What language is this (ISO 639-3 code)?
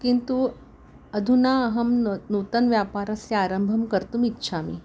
san